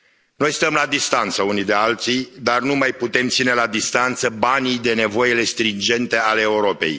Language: Romanian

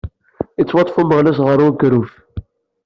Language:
Kabyle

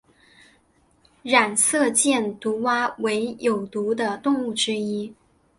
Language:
Chinese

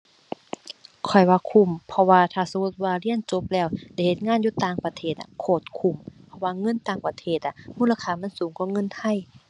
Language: Thai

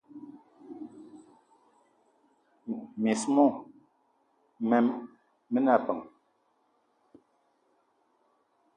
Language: Eton (Cameroon)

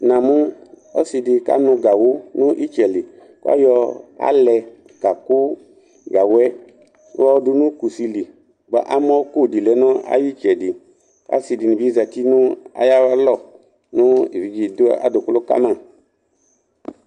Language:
Ikposo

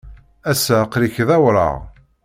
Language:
Kabyle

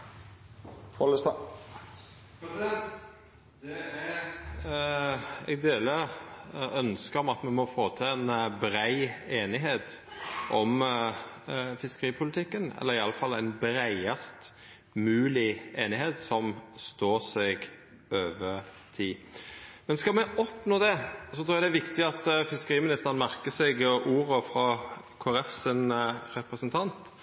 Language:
Norwegian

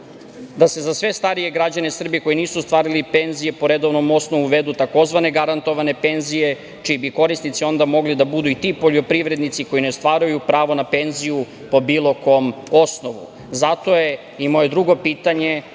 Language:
Serbian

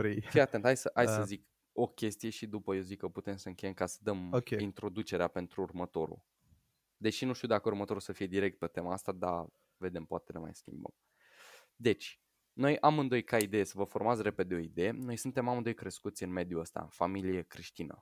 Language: Romanian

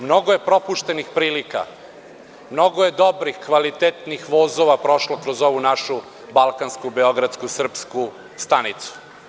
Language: Serbian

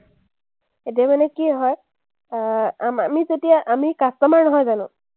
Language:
Assamese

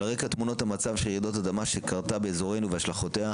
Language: Hebrew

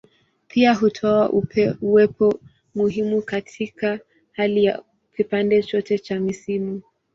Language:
Swahili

